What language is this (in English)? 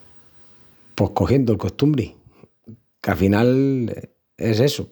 Extremaduran